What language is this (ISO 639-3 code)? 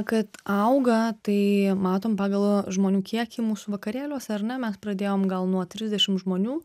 lit